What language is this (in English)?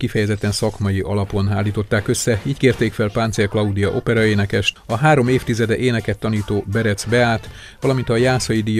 Hungarian